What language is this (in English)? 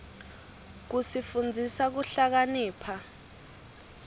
Swati